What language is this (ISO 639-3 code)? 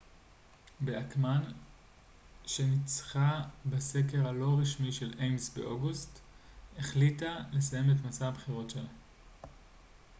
heb